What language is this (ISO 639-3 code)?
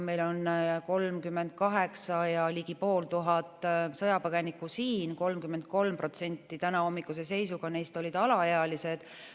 est